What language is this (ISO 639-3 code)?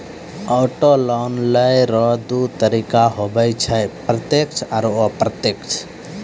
mai